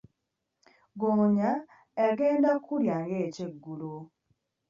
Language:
Ganda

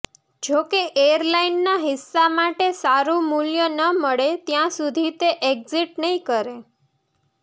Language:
Gujarati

